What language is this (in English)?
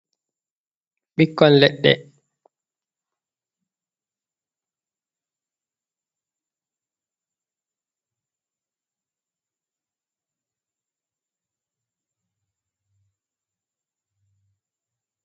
Fula